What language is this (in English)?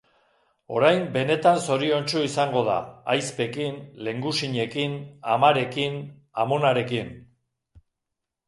Basque